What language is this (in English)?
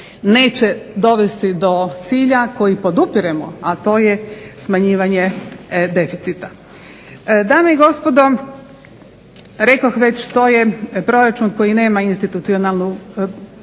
Croatian